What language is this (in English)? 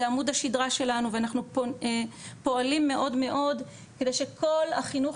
Hebrew